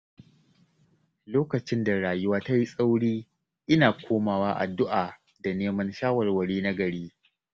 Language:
Hausa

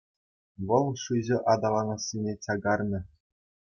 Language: Chuvash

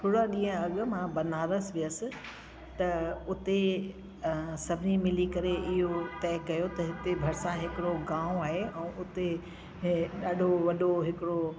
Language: Sindhi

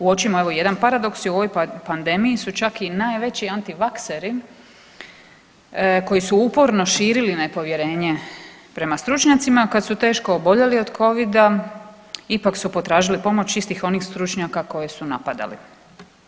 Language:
Croatian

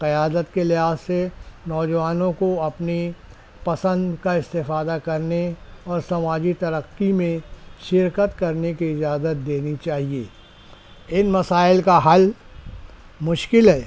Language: Urdu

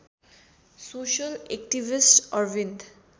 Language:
Nepali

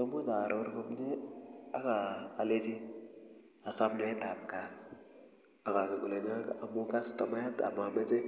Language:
Kalenjin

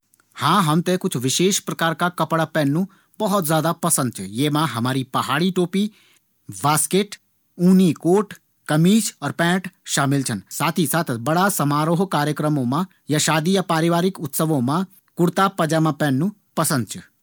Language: Garhwali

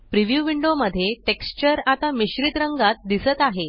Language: Marathi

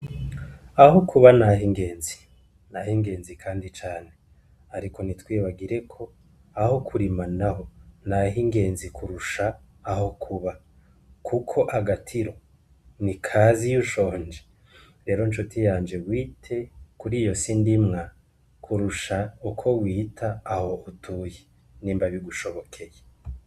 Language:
Rundi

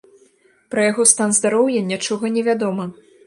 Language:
Belarusian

